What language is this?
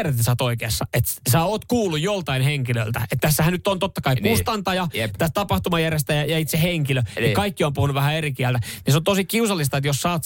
Finnish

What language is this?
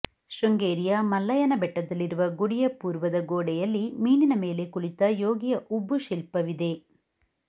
Kannada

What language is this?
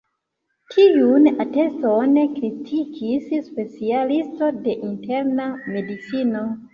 Esperanto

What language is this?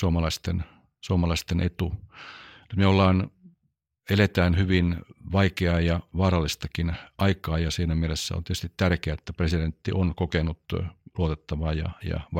Finnish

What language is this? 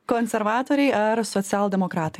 Lithuanian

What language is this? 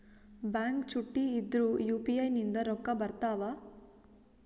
Kannada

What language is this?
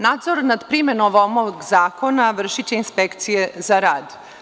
Serbian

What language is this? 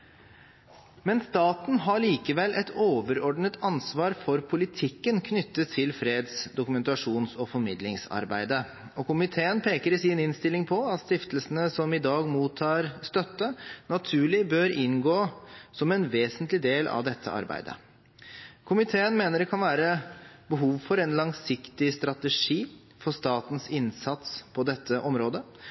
Norwegian Bokmål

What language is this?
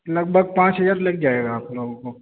Urdu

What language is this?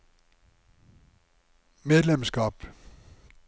Norwegian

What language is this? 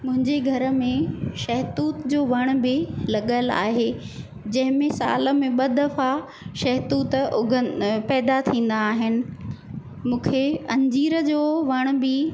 Sindhi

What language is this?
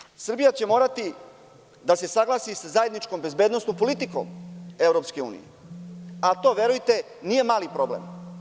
Serbian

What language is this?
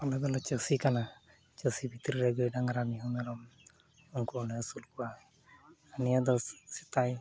Santali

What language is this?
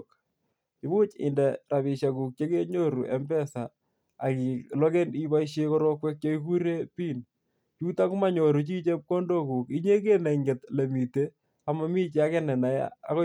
Kalenjin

